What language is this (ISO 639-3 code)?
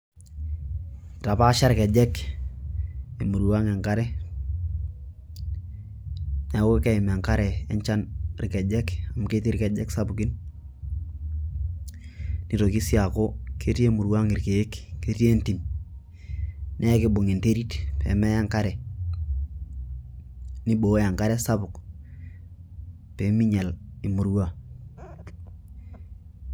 mas